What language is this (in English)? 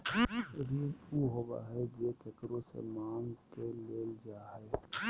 Magahi